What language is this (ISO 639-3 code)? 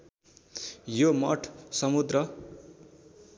nep